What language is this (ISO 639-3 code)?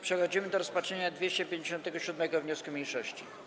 pol